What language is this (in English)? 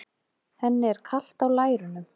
Icelandic